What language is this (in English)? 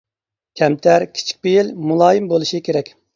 Uyghur